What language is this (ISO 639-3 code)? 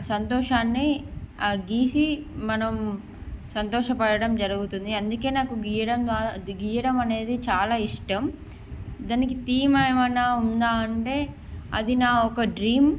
tel